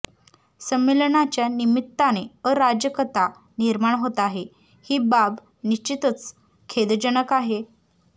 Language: Marathi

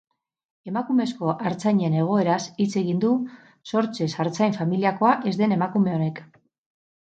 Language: Basque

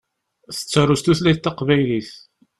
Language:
Kabyle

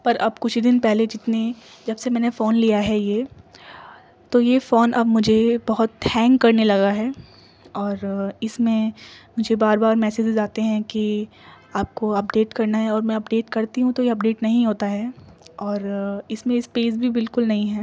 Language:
Urdu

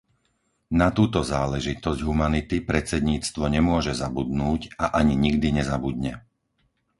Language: Slovak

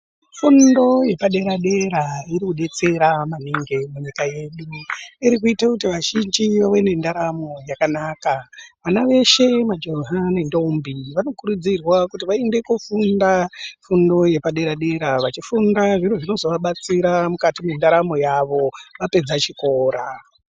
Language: Ndau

